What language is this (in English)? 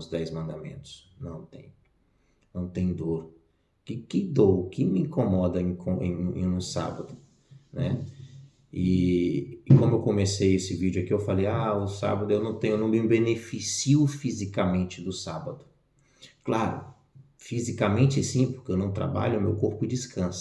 Portuguese